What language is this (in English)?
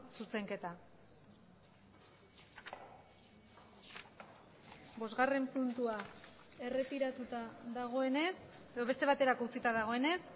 Basque